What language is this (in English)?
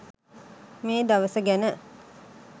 Sinhala